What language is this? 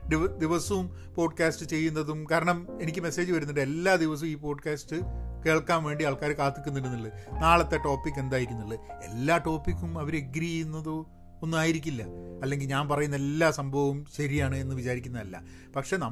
Malayalam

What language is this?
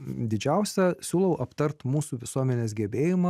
Lithuanian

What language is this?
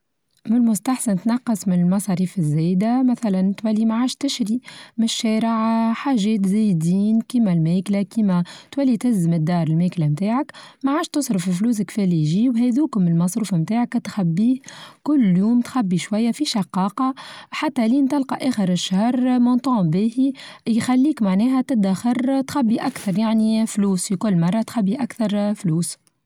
Tunisian Arabic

